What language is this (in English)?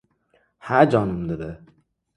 Uzbek